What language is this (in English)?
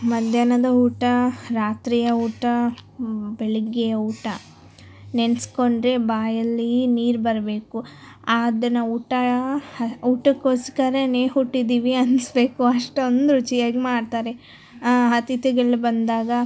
Kannada